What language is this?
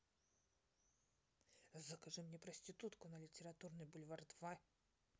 Russian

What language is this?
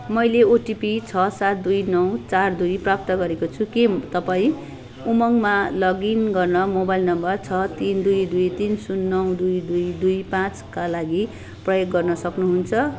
Nepali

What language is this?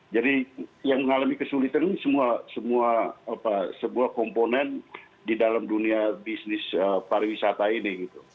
Indonesian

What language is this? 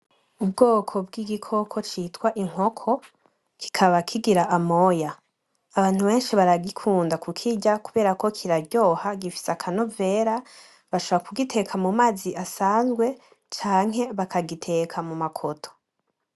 Rundi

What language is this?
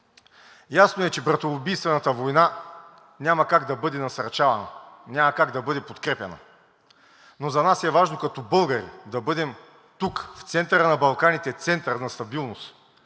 Bulgarian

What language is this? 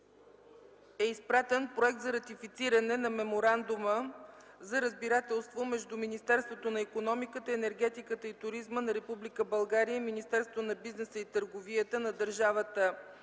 Bulgarian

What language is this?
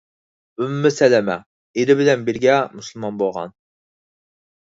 Uyghur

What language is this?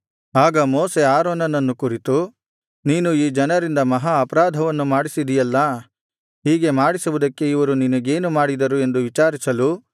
Kannada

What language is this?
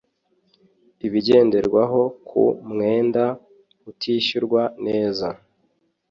Kinyarwanda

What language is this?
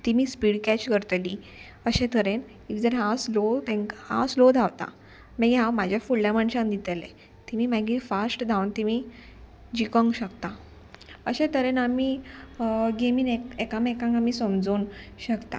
Konkani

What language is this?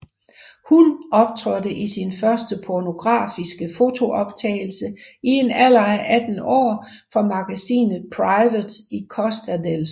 Danish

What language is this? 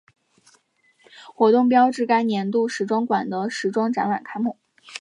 Chinese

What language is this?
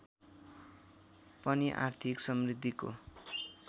Nepali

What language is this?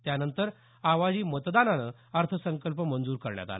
Marathi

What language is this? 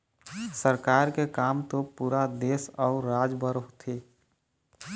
Chhattisgarhi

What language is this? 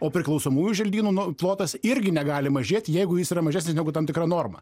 Lithuanian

